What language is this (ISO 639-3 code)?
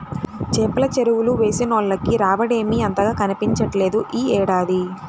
tel